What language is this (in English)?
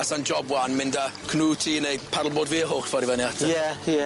Welsh